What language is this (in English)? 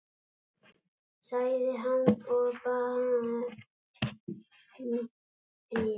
Icelandic